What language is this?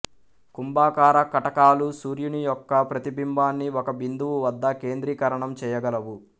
Telugu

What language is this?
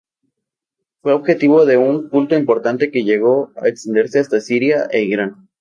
Spanish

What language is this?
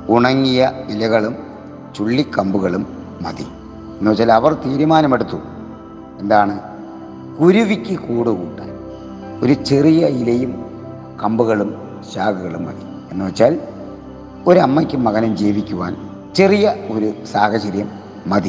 Malayalam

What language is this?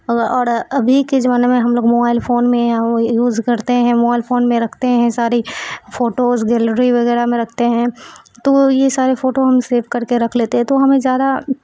Urdu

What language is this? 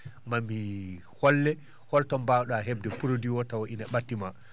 Fula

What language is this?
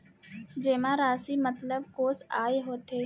Chhattisgarhi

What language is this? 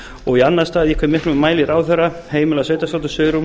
Icelandic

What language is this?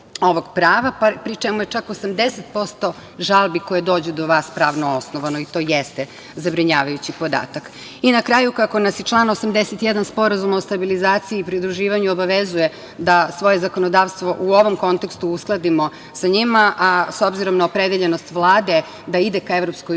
Serbian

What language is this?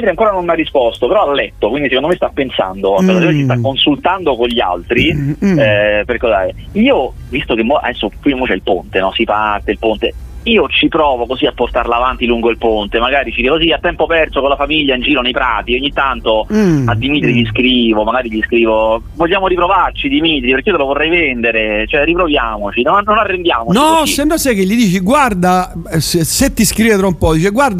Italian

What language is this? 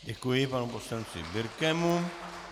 Czech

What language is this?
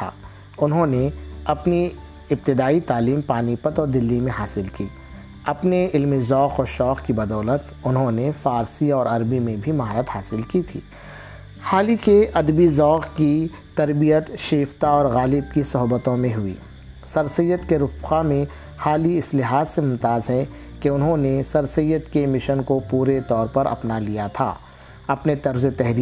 Urdu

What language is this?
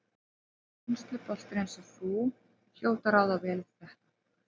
Icelandic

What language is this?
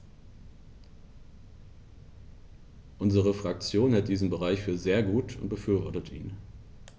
German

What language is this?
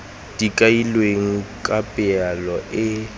Tswana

